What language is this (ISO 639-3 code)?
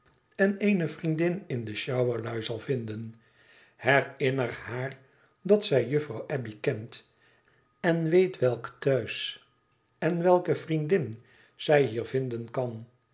nld